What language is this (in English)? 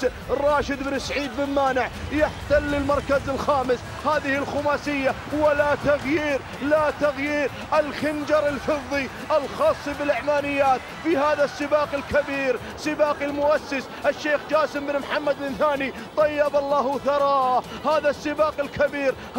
Arabic